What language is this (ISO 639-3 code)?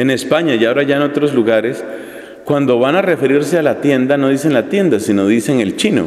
spa